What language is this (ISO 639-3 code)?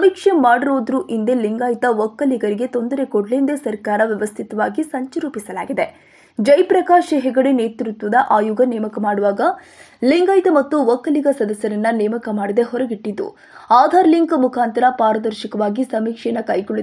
kan